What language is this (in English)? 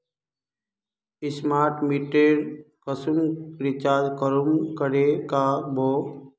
Magahi